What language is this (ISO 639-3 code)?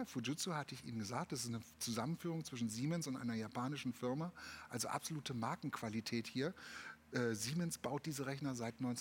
deu